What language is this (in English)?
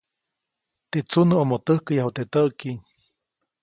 Copainalá Zoque